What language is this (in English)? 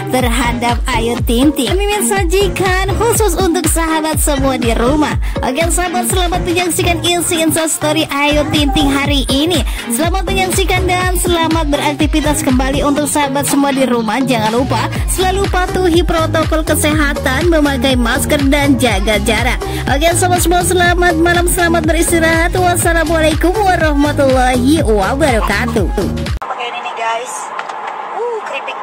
Indonesian